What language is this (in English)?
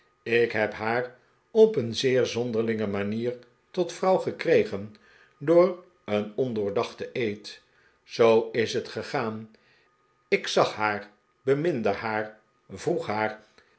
Dutch